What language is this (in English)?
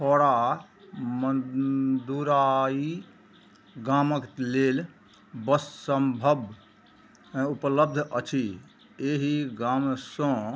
Maithili